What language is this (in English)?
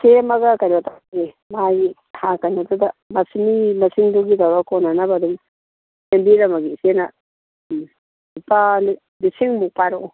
Manipuri